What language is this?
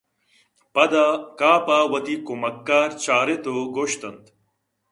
Eastern Balochi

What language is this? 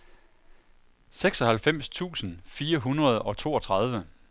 Danish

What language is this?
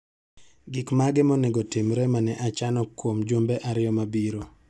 Luo (Kenya and Tanzania)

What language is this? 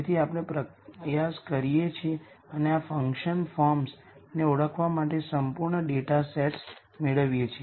Gujarati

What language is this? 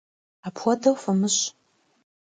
Kabardian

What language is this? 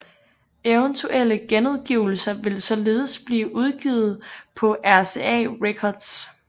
Danish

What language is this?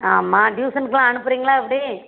Tamil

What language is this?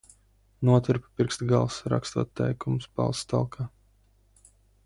Latvian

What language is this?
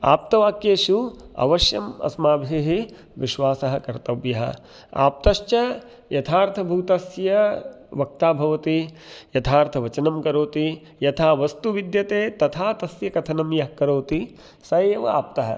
Sanskrit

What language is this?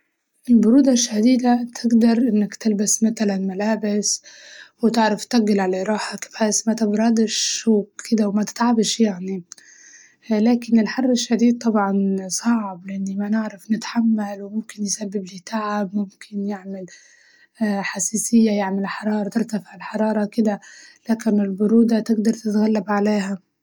Libyan Arabic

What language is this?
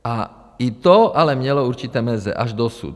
Czech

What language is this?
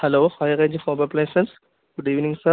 Malayalam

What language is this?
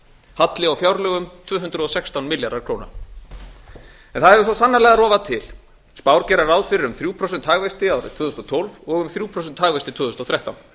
Icelandic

